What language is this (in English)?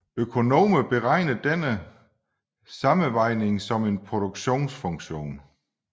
Danish